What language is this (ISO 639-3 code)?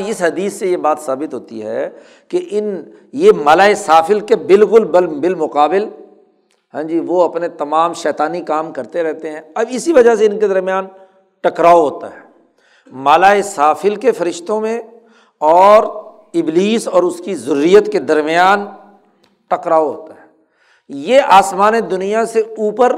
urd